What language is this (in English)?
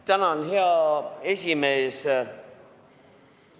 Estonian